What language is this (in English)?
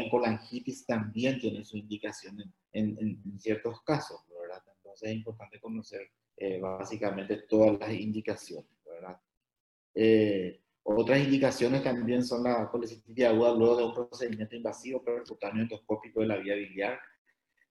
Spanish